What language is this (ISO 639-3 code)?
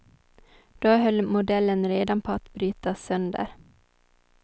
swe